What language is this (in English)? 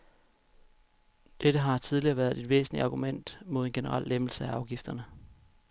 Danish